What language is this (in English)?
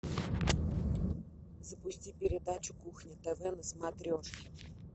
Russian